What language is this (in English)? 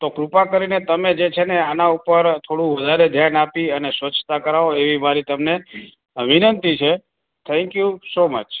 Gujarati